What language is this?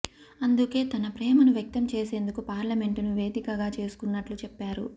Telugu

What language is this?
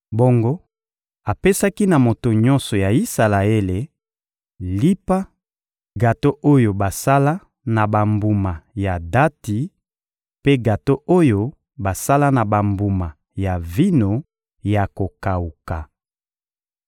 Lingala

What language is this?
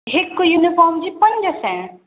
Sindhi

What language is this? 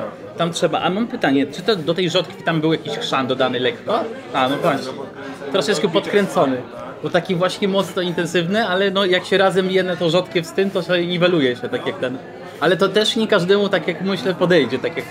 Polish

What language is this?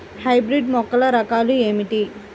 Telugu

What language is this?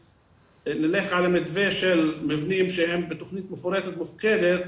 Hebrew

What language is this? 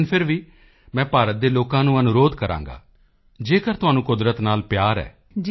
Punjabi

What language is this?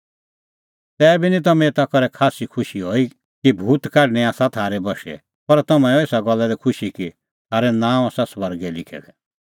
Kullu Pahari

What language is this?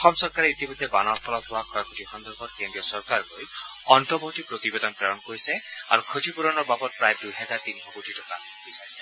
Assamese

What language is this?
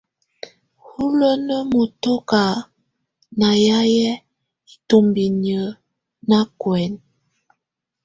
Tunen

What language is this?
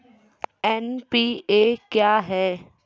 Maithili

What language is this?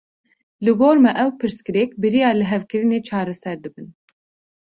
Kurdish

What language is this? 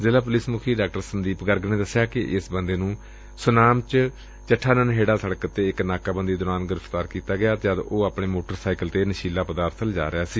Punjabi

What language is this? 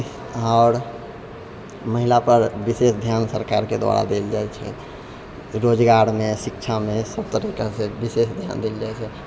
Maithili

